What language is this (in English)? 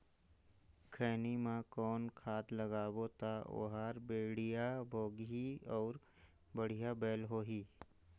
Chhattisgarhi